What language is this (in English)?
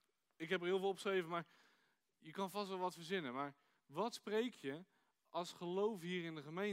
Dutch